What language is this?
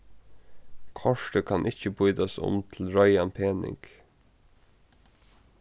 Faroese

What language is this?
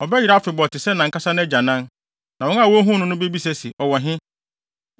Akan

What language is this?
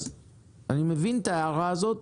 Hebrew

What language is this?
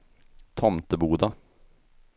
Swedish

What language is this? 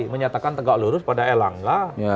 Indonesian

